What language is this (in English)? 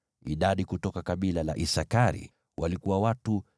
Swahili